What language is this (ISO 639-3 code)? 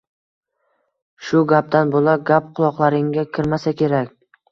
uzb